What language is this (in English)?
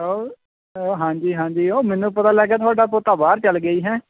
Punjabi